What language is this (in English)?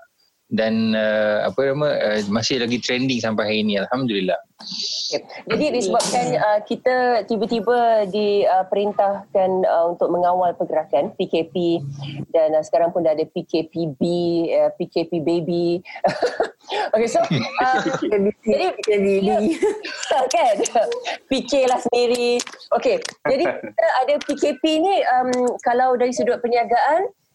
Malay